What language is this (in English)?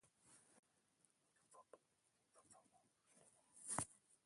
Basque